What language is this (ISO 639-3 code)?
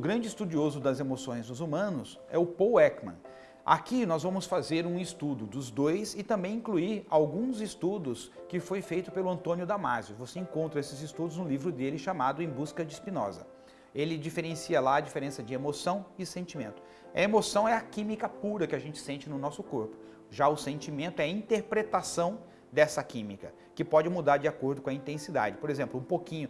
por